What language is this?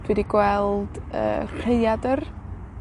Welsh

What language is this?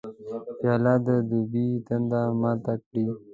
Pashto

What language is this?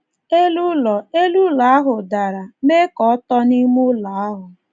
Igbo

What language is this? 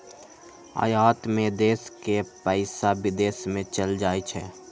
Magahi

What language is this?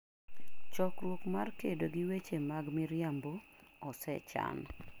Luo (Kenya and Tanzania)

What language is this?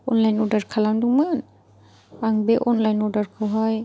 Bodo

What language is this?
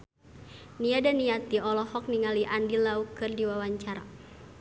Sundanese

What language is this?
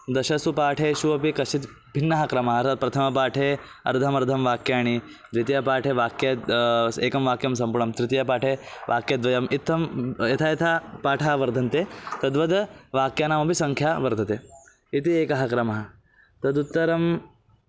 Sanskrit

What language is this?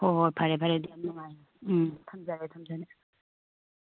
Manipuri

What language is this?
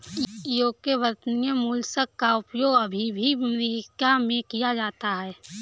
Hindi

